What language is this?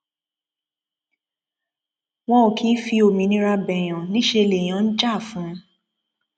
Yoruba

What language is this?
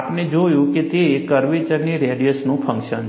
Gujarati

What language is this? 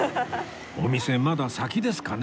Japanese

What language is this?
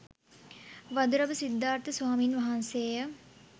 Sinhala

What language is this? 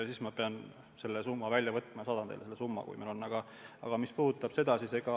Estonian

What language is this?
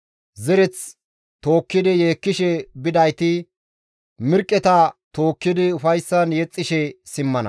Gamo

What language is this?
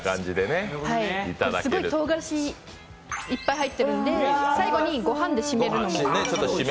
Japanese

